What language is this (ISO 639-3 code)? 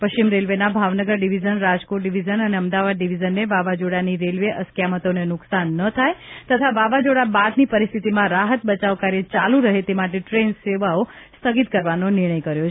guj